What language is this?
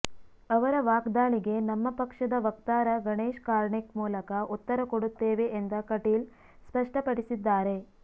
Kannada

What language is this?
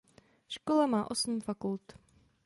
Czech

